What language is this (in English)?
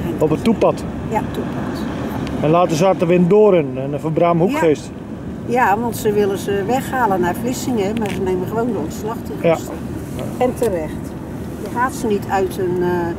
Dutch